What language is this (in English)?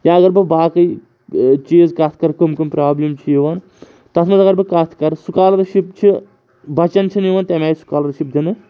Kashmiri